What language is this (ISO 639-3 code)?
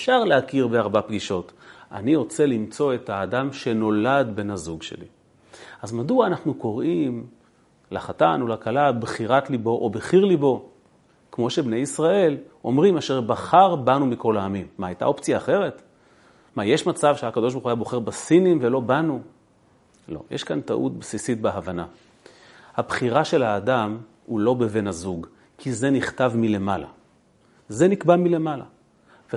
heb